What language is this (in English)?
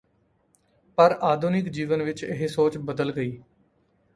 Punjabi